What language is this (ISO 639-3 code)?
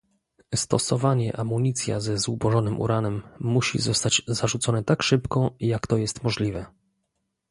pol